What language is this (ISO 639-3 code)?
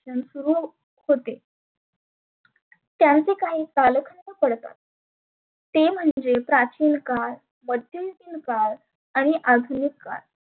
mar